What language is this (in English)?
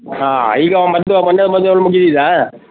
Kannada